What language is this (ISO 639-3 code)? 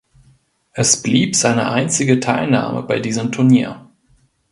deu